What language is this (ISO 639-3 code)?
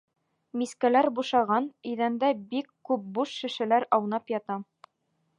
bak